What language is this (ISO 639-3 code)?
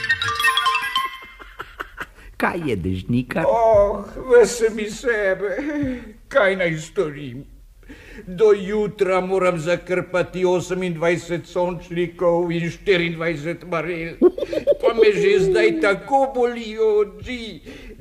ron